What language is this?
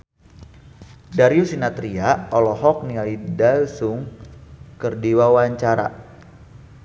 Sundanese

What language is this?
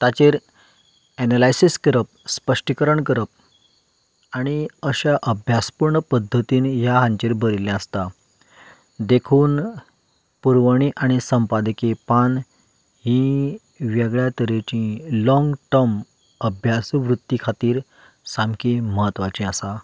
Konkani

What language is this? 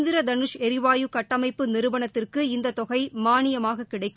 Tamil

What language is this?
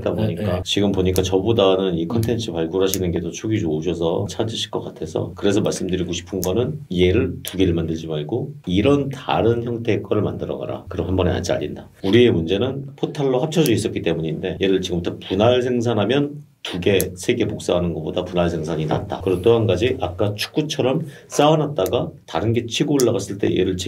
Korean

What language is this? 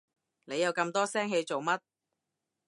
Cantonese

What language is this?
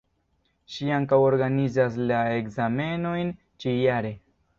Esperanto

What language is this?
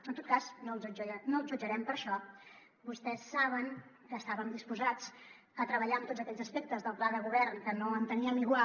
Catalan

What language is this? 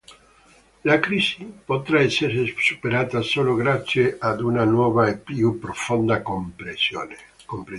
Italian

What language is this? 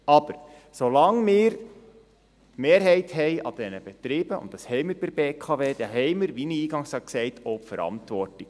Swiss German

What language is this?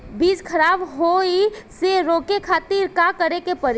Bhojpuri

